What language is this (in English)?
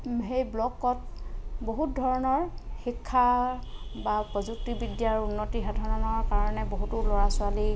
Assamese